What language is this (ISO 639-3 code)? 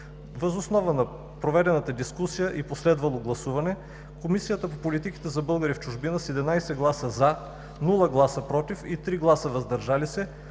bul